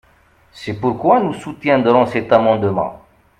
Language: French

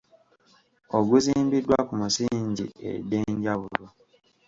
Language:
Ganda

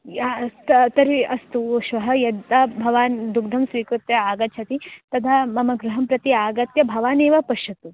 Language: Sanskrit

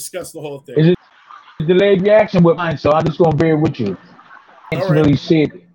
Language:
English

